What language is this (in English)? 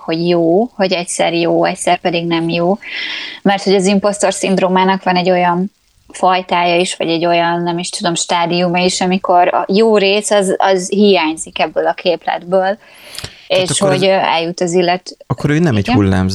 Hungarian